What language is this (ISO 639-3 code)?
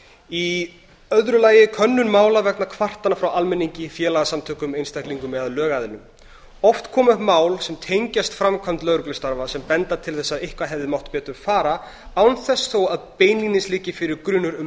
isl